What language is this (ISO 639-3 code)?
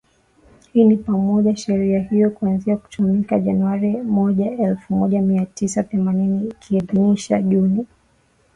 swa